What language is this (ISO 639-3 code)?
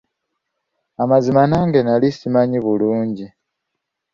lug